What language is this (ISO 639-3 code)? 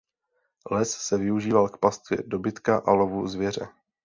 ces